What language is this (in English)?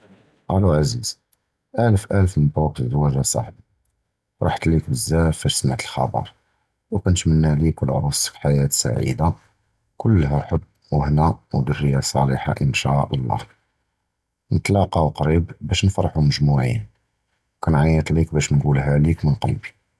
Judeo-Arabic